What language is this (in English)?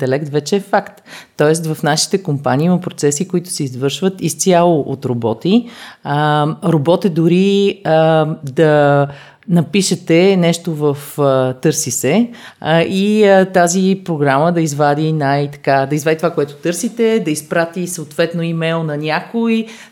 Bulgarian